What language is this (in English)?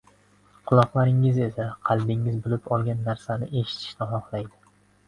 Uzbek